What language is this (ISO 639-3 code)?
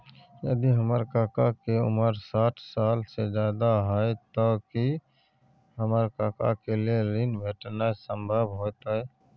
mai